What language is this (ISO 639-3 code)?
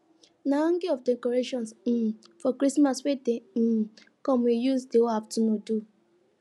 pcm